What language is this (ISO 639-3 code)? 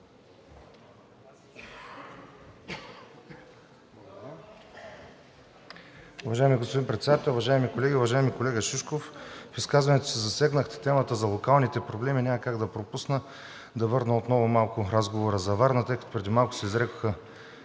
bul